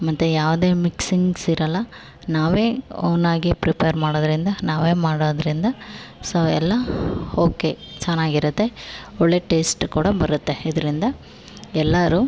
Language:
Kannada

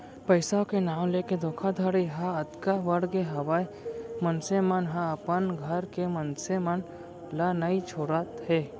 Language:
Chhattisgarhi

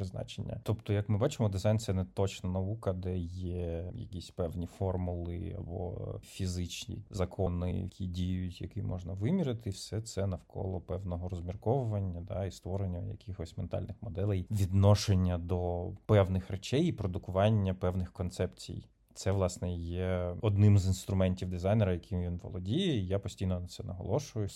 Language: Ukrainian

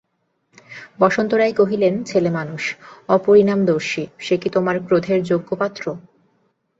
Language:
Bangla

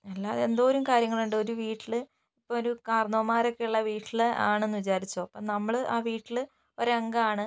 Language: Malayalam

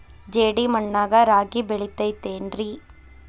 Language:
Kannada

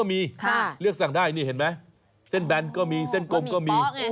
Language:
Thai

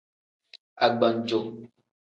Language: Tem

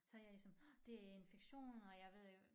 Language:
Danish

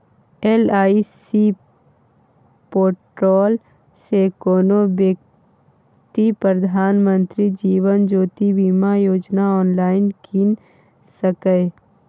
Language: Maithili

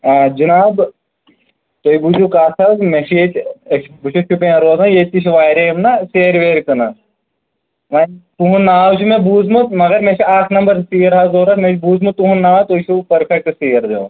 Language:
Kashmiri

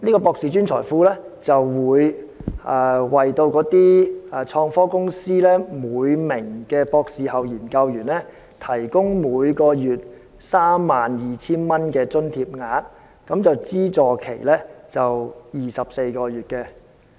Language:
Cantonese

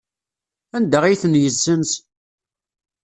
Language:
Kabyle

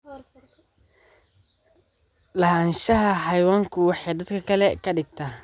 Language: Somali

